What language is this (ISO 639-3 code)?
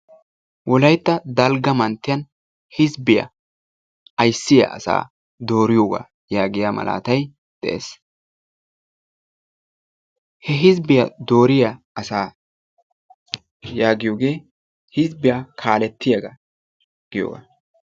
wal